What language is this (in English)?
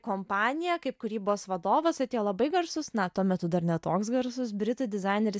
Lithuanian